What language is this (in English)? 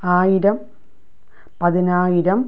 Malayalam